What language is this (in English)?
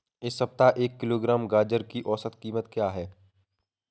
Hindi